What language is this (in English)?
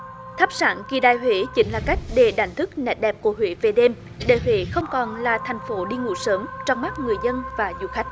Vietnamese